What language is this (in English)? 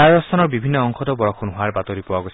Assamese